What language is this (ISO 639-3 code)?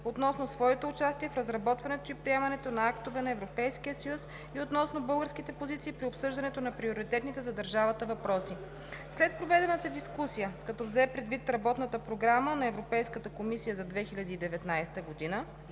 bul